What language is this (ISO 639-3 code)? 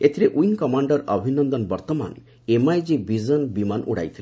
ori